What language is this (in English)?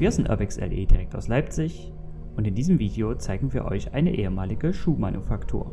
German